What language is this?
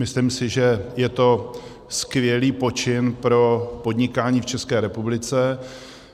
Czech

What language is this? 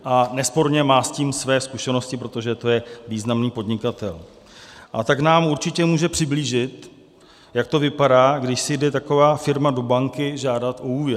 Czech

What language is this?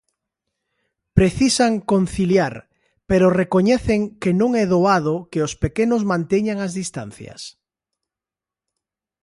Galician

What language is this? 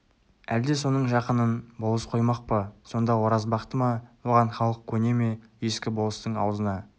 Kazakh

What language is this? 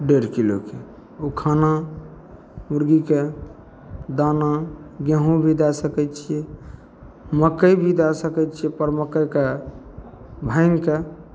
Maithili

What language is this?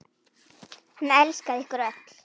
Icelandic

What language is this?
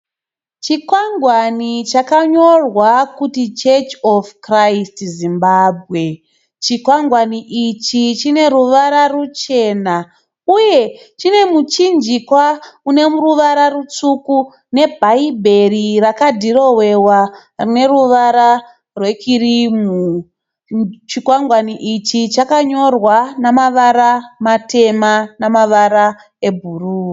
Shona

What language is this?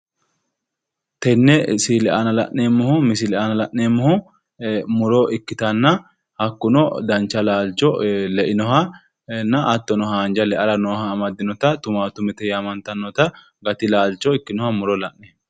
Sidamo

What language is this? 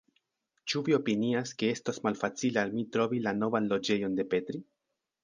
Esperanto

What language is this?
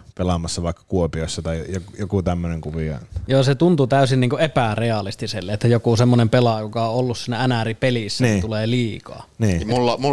Finnish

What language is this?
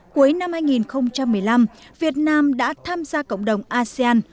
Vietnamese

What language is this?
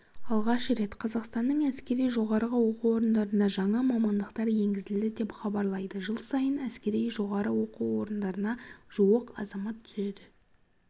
Kazakh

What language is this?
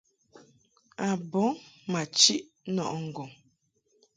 Mungaka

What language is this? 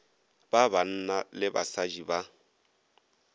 Northern Sotho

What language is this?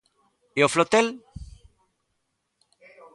Galician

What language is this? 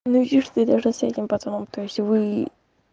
Russian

